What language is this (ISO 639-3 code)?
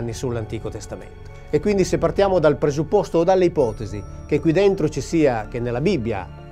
ita